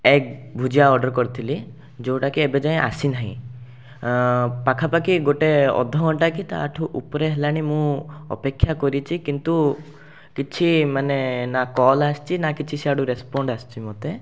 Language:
Odia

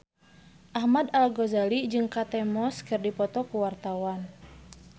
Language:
Sundanese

